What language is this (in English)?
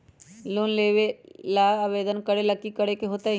Magahi